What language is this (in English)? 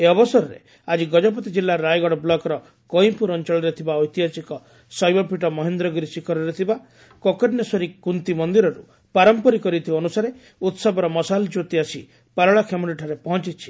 Odia